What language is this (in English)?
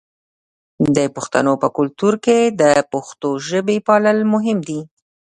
Pashto